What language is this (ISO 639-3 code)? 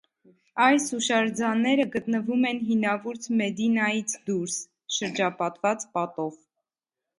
hye